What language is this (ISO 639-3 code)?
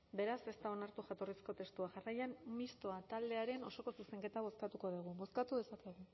eus